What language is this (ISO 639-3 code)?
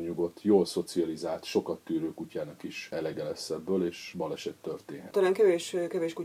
hun